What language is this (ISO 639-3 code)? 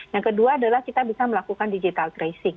ind